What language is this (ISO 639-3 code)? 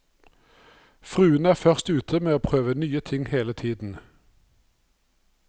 nor